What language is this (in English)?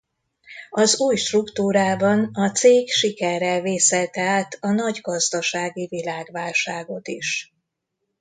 Hungarian